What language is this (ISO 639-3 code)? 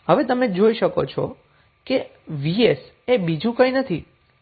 guj